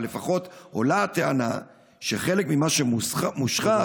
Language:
Hebrew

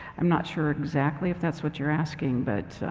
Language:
English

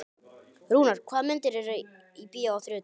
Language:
Icelandic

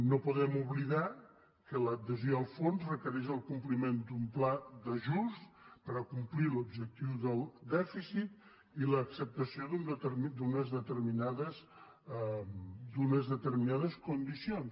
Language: Catalan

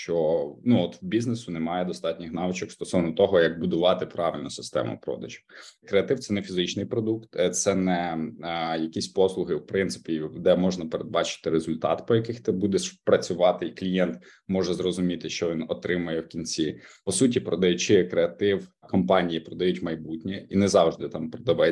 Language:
Ukrainian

